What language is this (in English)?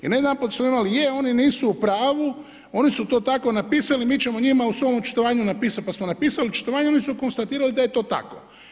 Croatian